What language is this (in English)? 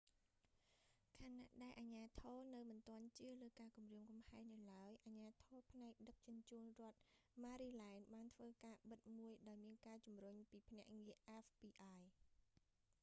Khmer